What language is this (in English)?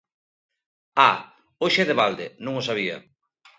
Galician